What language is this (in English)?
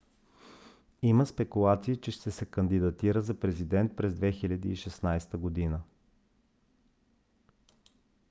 Bulgarian